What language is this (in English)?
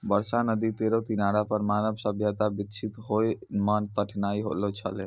Maithili